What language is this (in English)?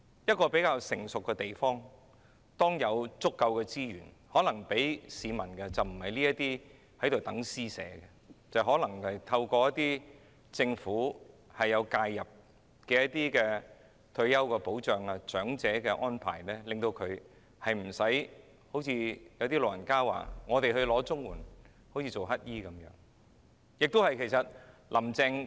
Cantonese